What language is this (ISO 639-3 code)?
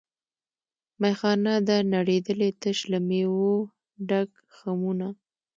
pus